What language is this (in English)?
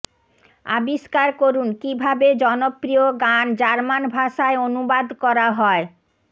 Bangla